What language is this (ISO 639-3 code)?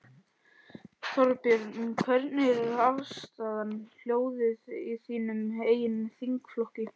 isl